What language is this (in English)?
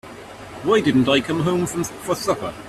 English